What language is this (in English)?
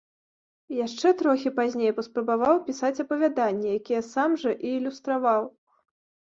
Belarusian